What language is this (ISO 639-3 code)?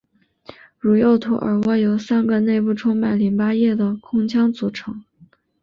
zho